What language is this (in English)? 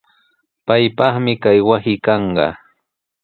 Sihuas Ancash Quechua